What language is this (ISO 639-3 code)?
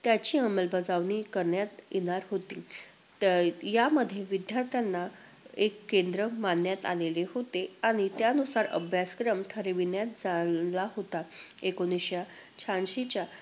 mar